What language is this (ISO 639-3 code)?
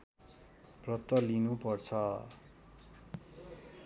nep